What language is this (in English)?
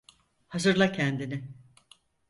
Turkish